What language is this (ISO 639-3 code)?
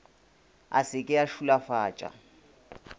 nso